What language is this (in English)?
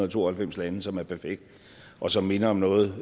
Danish